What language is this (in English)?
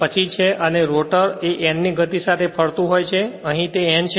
Gujarati